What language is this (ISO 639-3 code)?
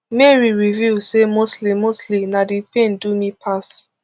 pcm